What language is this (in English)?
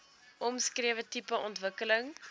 Afrikaans